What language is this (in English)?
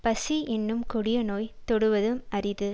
Tamil